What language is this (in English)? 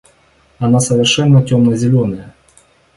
Russian